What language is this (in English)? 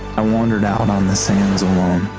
English